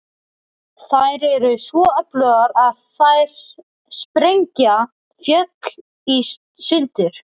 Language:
Icelandic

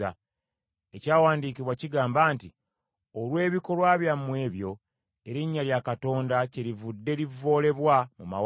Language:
Ganda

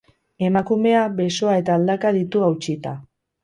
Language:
Basque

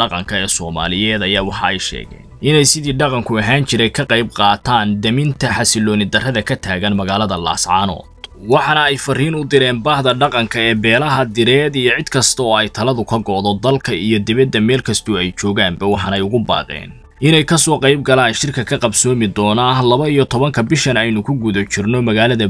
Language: Arabic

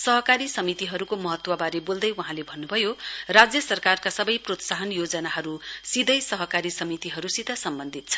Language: Nepali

